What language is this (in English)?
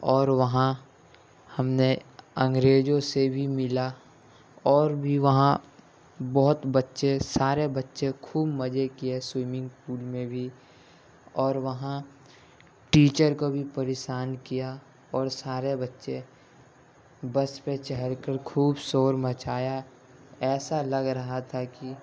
Urdu